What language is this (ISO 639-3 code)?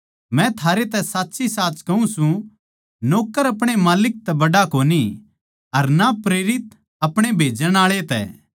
bgc